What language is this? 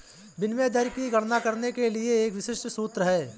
Hindi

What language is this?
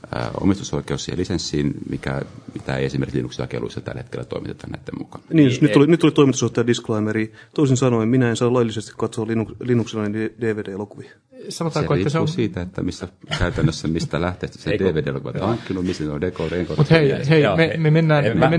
Finnish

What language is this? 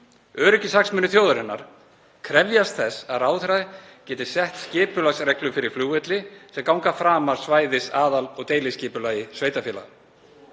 Icelandic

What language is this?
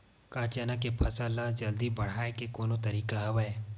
Chhattisgarhi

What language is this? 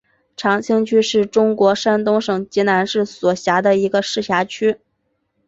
Chinese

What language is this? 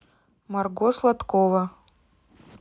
Russian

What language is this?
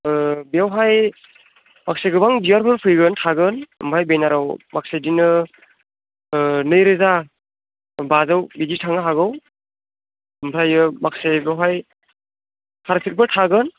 Bodo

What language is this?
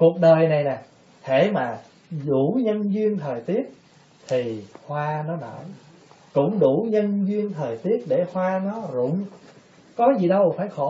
Vietnamese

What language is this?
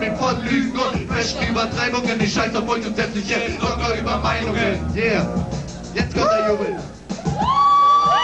German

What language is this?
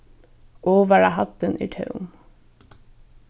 Faroese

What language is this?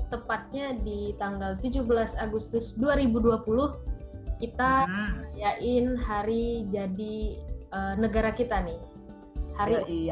Indonesian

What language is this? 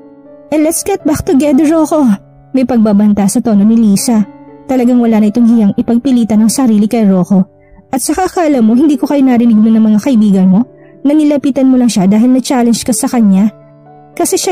Filipino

